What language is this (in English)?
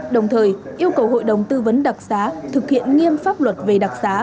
Vietnamese